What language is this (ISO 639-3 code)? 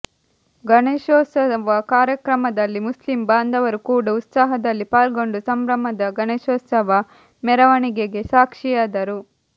kan